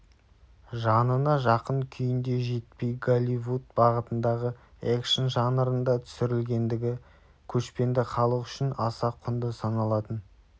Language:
Kazakh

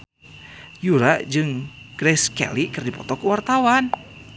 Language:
Sundanese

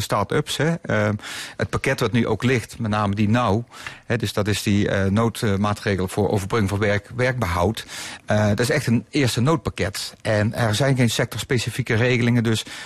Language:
Dutch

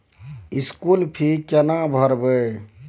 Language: Maithili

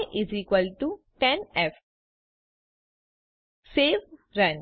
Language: Gujarati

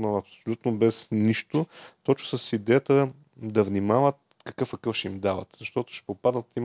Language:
Bulgarian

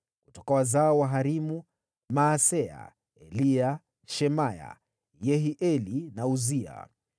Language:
Swahili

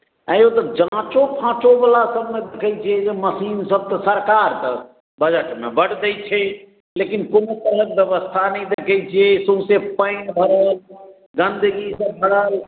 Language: Maithili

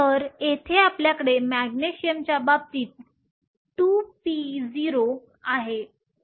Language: Marathi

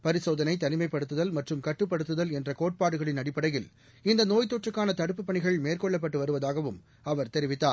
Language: Tamil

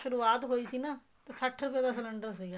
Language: Punjabi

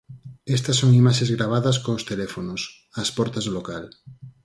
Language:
Galician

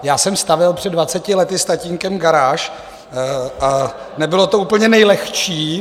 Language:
Czech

